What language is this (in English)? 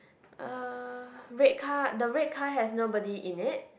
English